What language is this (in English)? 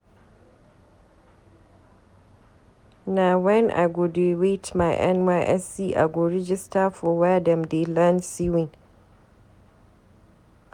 Nigerian Pidgin